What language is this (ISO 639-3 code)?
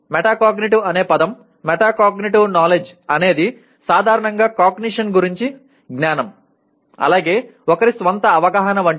tel